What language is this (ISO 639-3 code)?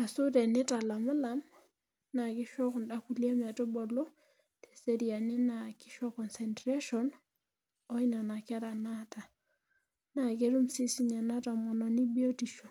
mas